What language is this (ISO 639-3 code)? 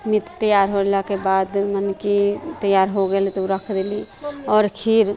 mai